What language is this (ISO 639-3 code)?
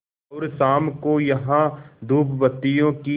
hin